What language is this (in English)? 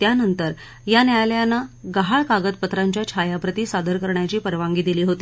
Marathi